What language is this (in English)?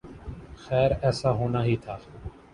Urdu